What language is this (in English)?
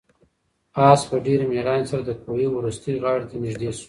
Pashto